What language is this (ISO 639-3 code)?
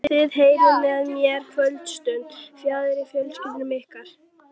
isl